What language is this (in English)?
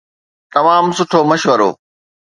Sindhi